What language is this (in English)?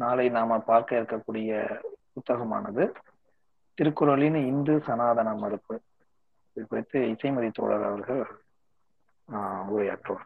Tamil